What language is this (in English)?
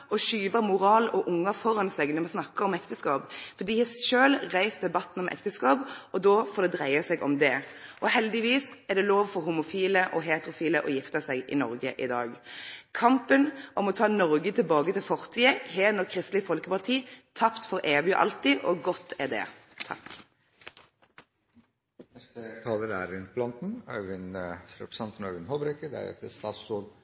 Norwegian Nynorsk